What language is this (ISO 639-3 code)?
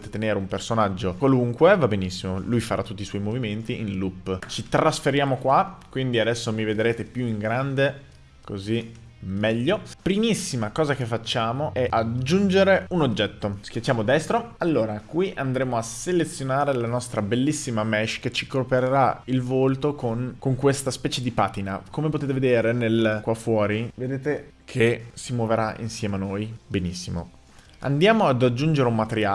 ita